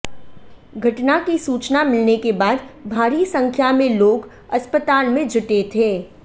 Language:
Hindi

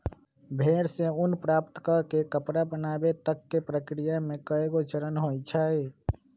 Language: Magahi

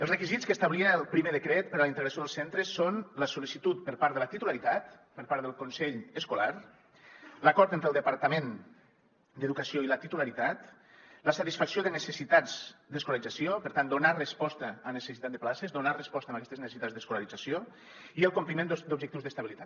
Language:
Catalan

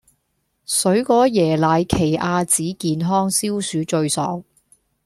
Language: Cantonese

